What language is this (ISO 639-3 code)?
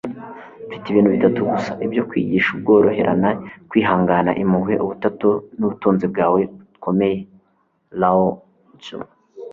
kin